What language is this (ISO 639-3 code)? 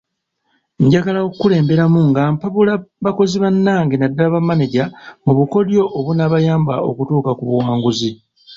lug